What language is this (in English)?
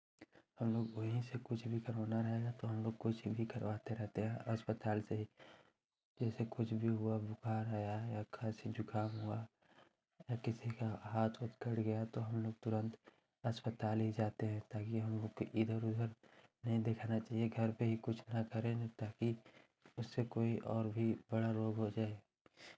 Hindi